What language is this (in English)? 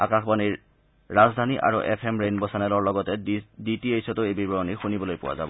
Assamese